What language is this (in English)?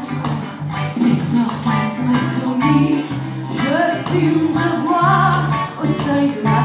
Vietnamese